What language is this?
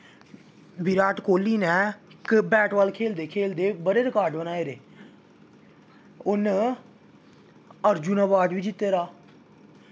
Dogri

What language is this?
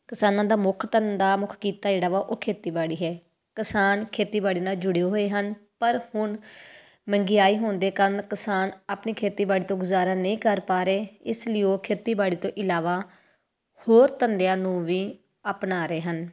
Punjabi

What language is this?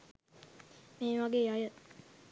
Sinhala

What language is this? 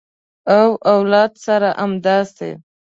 Pashto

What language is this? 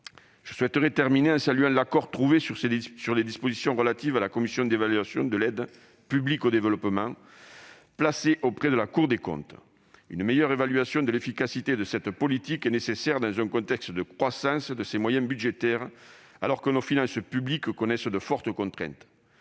French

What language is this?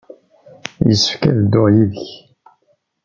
Kabyle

